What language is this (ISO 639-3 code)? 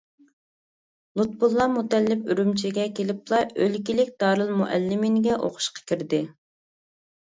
uig